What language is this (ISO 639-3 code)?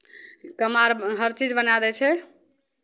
mai